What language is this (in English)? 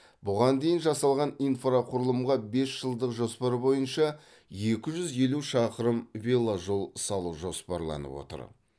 Kazakh